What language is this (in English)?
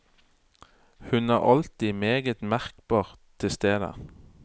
Norwegian